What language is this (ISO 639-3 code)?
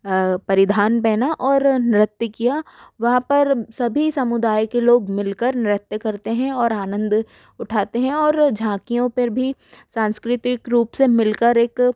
hin